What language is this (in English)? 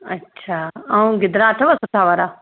Sindhi